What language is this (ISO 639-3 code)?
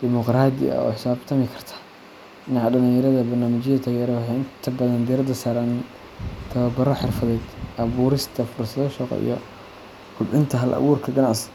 som